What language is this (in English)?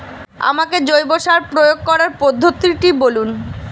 Bangla